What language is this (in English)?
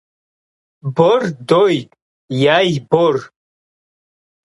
Kabardian